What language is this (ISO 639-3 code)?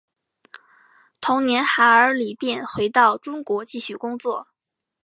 zho